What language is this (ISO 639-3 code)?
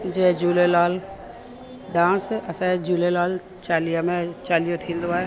snd